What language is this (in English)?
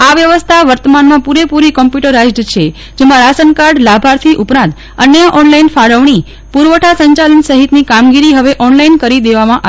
Gujarati